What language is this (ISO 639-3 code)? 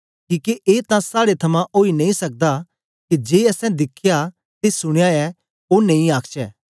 doi